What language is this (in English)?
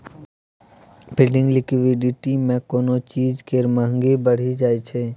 Maithili